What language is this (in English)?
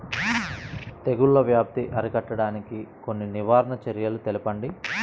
Telugu